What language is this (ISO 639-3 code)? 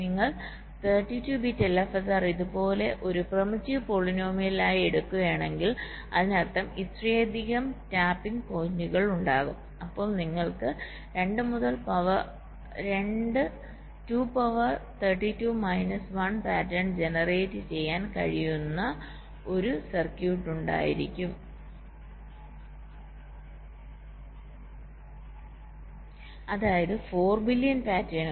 mal